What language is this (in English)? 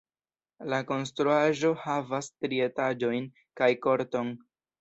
Esperanto